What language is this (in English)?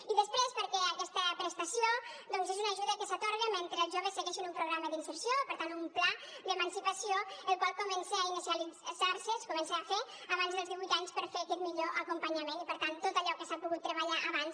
Catalan